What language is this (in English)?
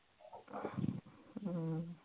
Punjabi